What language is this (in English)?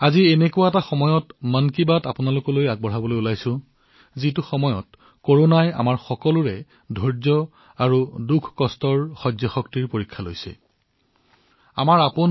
Assamese